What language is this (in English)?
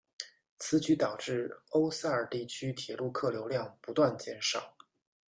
Chinese